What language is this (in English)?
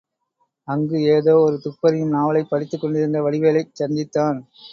Tamil